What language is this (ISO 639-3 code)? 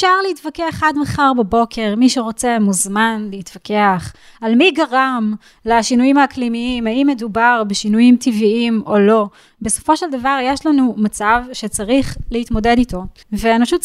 heb